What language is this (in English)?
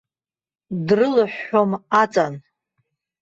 Abkhazian